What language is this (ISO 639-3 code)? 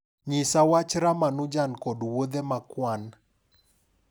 luo